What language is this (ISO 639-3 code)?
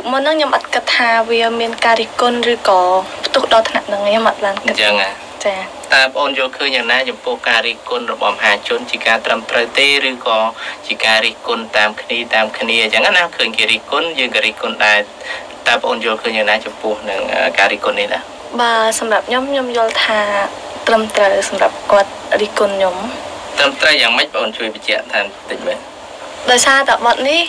ind